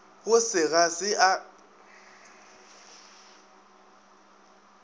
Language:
Northern Sotho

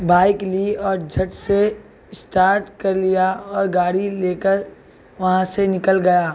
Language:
Urdu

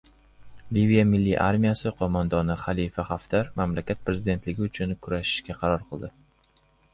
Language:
Uzbek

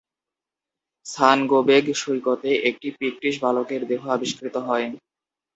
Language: Bangla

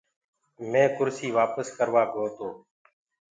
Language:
Gurgula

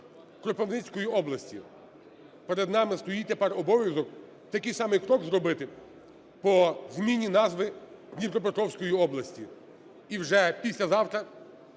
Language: Ukrainian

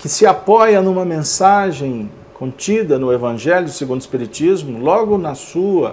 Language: Portuguese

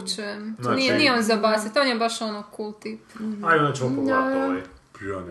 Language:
Croatian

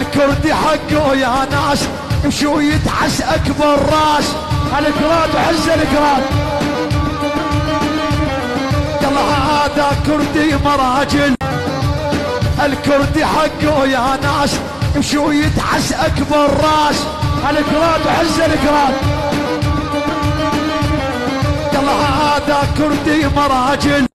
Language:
Arabic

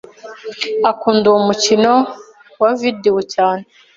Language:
Kinyarwanda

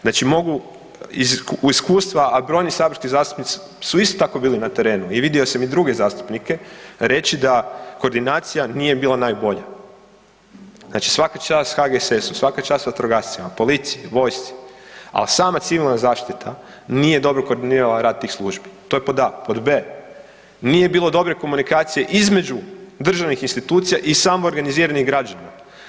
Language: Croatian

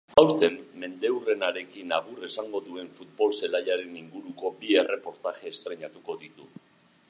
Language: Basque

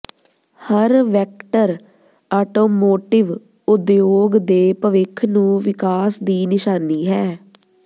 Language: Punjabi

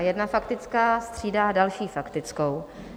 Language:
Czech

